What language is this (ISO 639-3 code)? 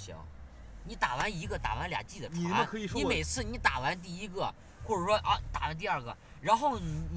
zho